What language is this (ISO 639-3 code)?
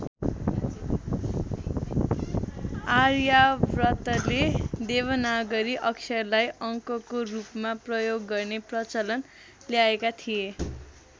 nep